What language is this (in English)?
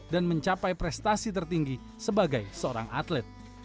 Indonesian